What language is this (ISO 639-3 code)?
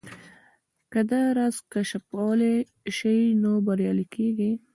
pus